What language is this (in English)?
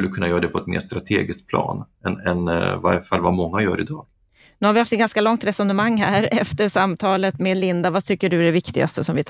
Swedish